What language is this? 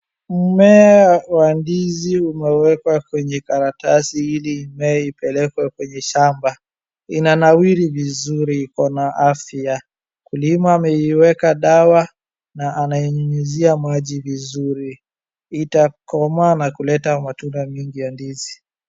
Swahili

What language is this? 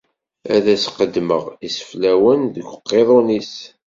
Kabyle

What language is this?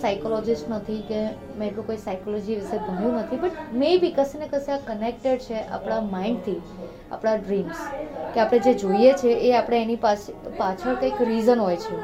Gujarati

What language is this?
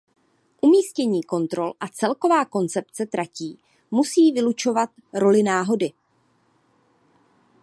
Czech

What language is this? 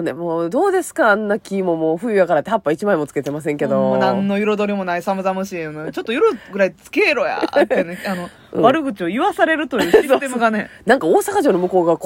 Japanese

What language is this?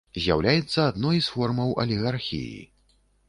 Belarusian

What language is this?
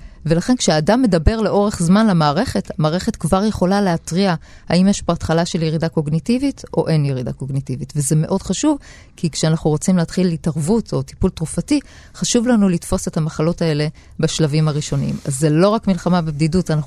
Hebrew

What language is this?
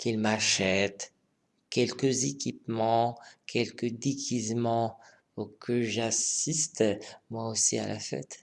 French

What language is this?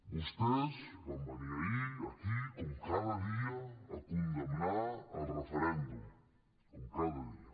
Catalan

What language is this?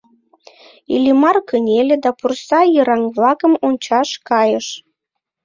Mari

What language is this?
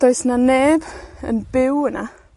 Welsh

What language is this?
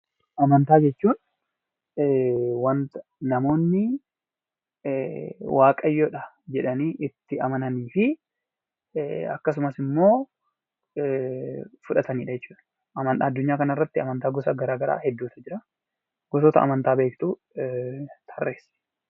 Oromo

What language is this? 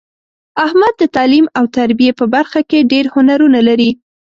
Pashto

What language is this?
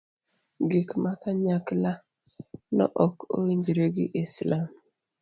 Luo (Kenya and Tanzania)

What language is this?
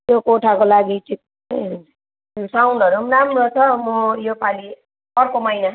Nepali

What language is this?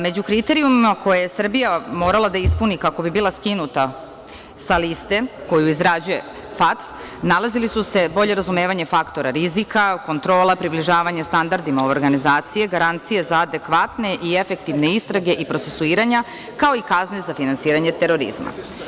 Serbian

